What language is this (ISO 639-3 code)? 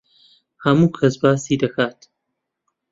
ckb